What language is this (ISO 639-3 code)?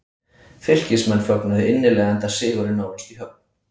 isl